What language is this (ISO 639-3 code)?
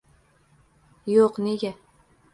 uzb